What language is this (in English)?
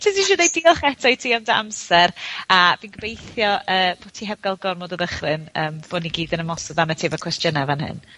Welsh